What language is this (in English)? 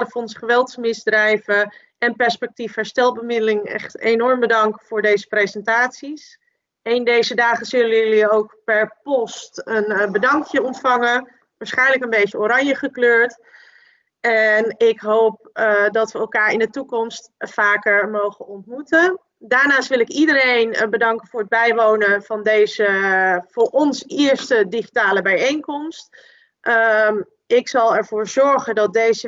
Dutch